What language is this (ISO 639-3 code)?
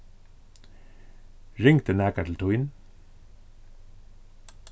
fao